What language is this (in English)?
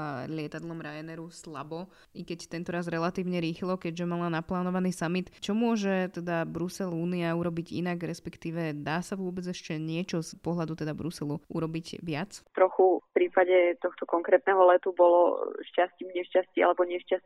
Slovak